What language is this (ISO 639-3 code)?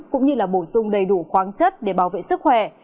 vie